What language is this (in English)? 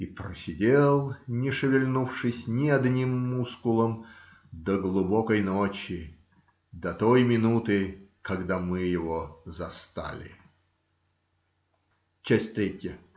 Russian